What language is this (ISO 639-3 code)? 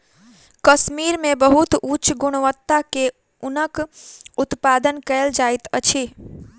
mai